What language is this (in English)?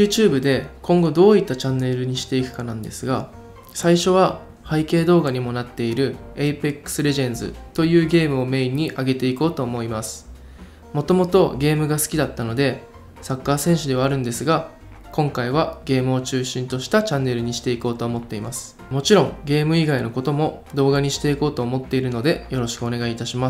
Japanese